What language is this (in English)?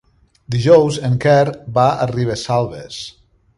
Catalan